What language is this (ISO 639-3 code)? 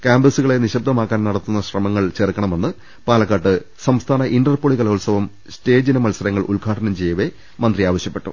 mal